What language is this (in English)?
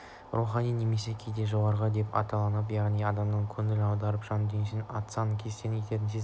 Kazakh